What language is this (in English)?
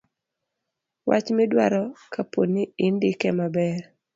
Luo (Kenya and Tanzania)